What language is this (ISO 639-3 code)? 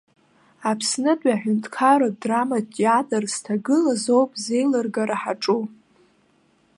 abk